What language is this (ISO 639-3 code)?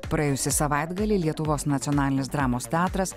lit